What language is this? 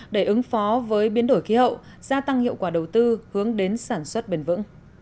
Vietnamese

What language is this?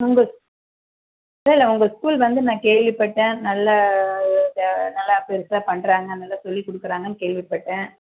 Tamil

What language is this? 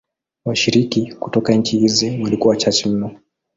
Swahili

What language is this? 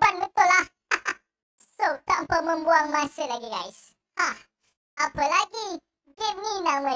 Malay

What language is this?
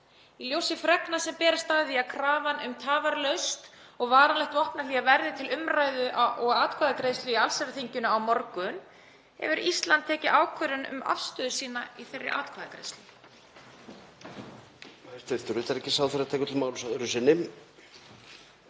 Icelandic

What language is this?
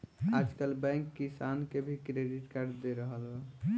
Bhojpuri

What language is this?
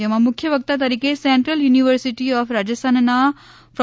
Gujarati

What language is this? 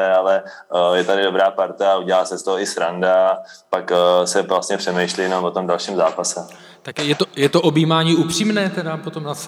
Czech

